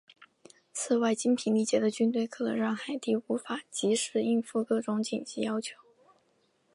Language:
Chinese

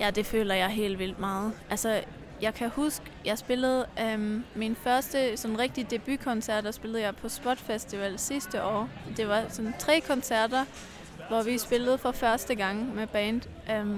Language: Danish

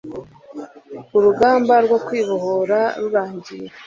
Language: Kinyarwanda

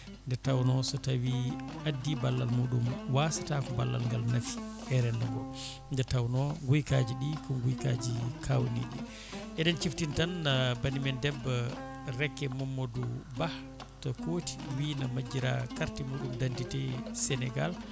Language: Fula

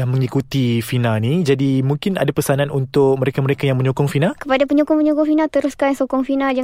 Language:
Malay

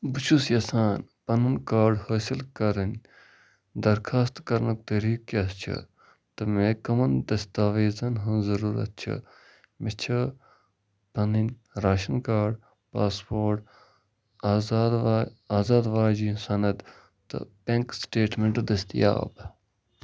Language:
Kashmiri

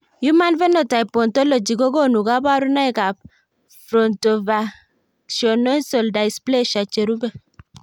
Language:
Kalenjin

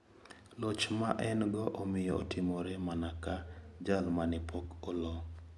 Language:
Luo (Kenya and Tanzania)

